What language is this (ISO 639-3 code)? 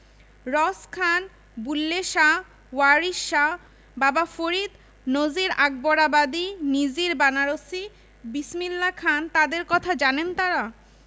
ben